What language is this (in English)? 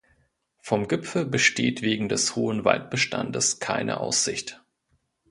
German